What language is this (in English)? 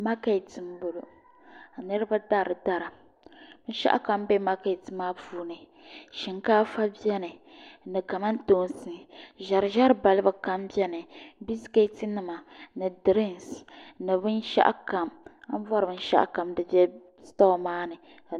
Dagbani